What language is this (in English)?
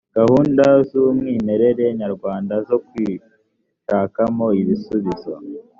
Kinyarwanda